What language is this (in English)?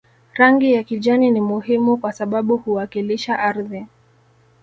Swahili